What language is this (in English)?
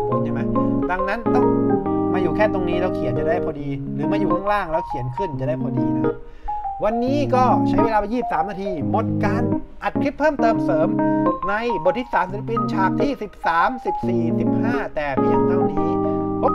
Thai